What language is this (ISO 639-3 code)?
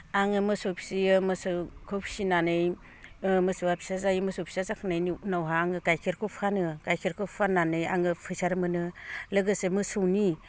brx